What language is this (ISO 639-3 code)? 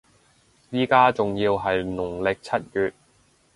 yue